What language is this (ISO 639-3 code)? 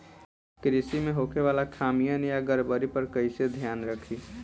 bho